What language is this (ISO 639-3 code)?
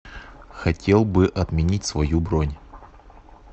rus